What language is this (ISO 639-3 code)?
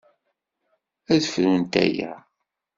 kab